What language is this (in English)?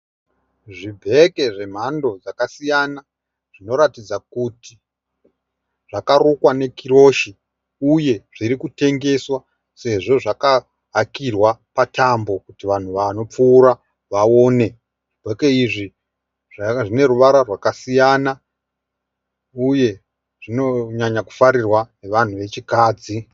Shona